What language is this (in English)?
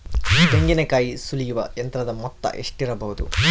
Kannada